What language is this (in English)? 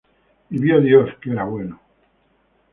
Spanish